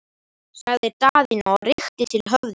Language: Icelandic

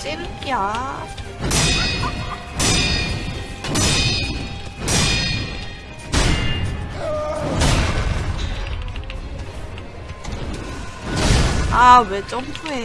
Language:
Korean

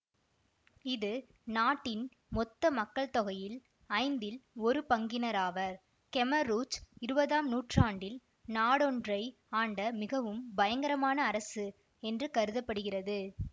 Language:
Tamil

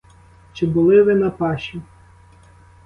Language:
Ukrainian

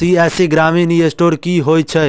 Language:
Maithili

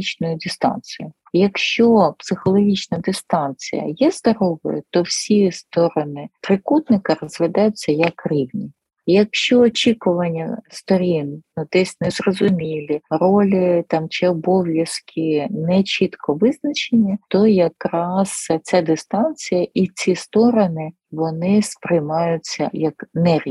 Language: Ukrainian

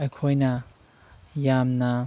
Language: Manipuri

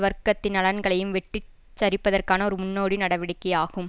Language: Tamil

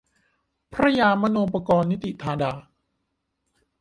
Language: Thai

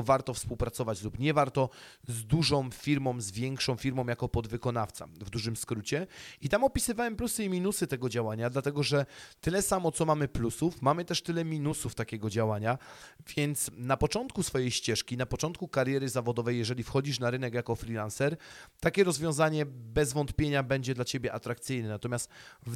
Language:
Polish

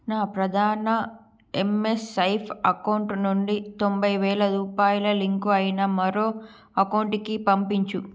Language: Telugu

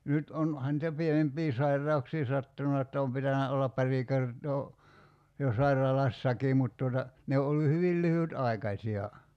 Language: Finnish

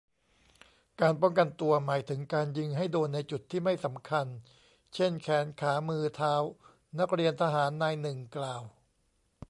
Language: Thai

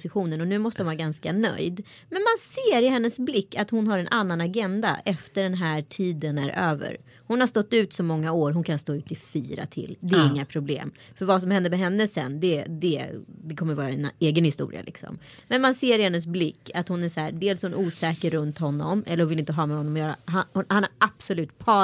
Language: Swedish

